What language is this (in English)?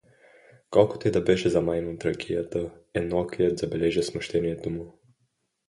Bulgarian